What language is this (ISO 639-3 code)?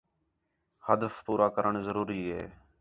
xhe